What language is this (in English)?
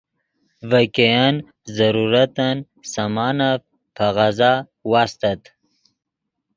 Yidgha